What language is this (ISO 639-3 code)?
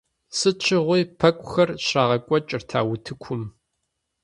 kbd